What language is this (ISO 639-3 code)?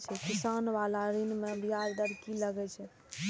mai